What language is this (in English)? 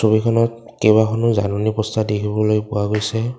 Assamese